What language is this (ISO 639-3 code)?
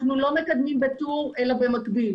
heb